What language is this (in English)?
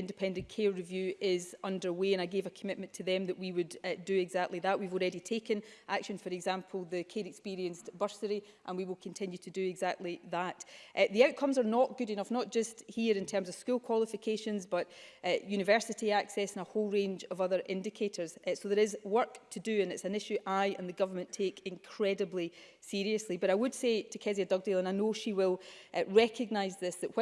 English